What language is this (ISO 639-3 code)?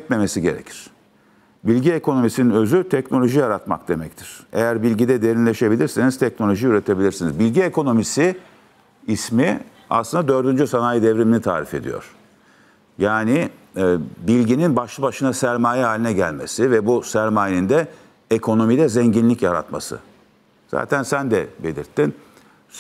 tur